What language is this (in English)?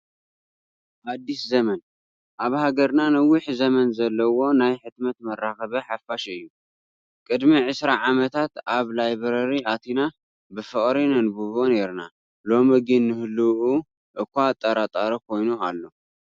Tigrinya